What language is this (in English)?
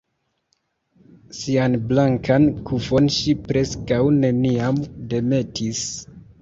Esperanto